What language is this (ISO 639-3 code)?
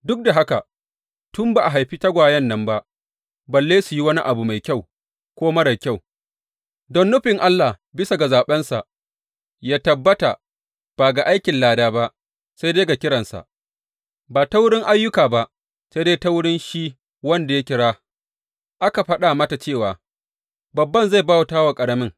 hau